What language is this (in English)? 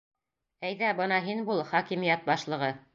Bashkir